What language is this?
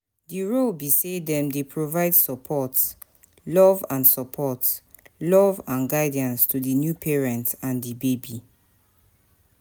Nigerian Pidgin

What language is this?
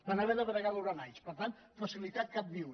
Catalan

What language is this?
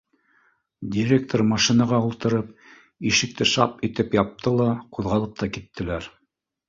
Bashkir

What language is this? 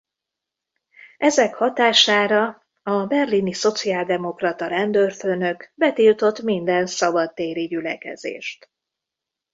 Hungarian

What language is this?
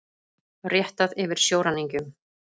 Icelandic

